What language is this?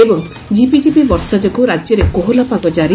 Odia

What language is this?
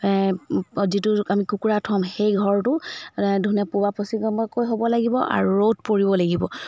Assamese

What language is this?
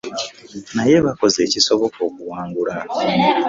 Ganda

